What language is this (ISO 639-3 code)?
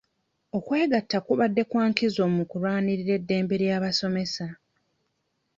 lug